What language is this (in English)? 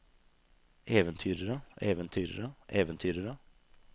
Norwegian